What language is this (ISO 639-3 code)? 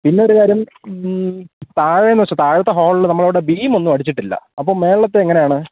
mal